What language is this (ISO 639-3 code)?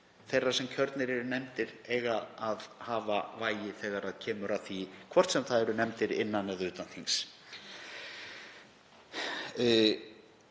isl